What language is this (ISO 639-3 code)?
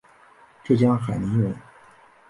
zho